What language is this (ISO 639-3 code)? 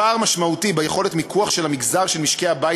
heb